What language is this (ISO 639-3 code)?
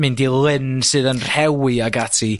cym